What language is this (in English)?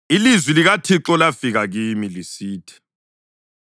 North Ndebele